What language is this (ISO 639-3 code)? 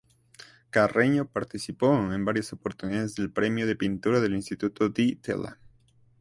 spa